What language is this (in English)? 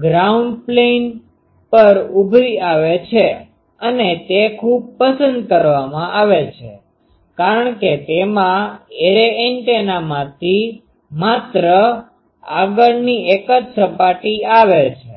Gujarati